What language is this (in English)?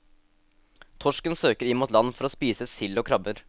Norwegian